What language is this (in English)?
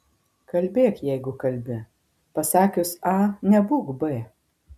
Lithuanian